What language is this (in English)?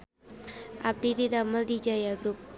Sundanese